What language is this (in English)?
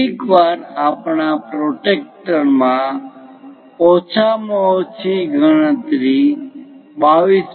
Gujarati